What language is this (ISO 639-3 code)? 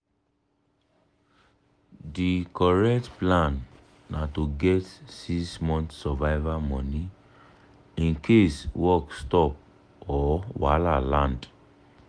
pcm